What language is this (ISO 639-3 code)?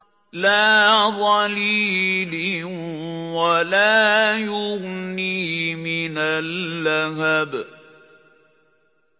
ara